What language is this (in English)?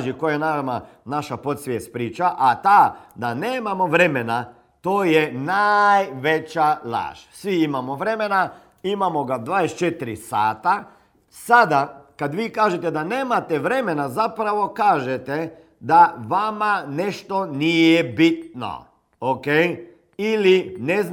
Croatian